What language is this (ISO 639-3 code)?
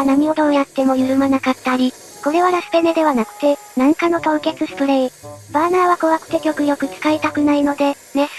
jpn